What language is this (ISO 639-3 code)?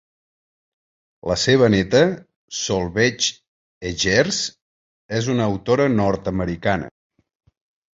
cat